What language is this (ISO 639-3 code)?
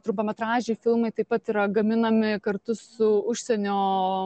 lit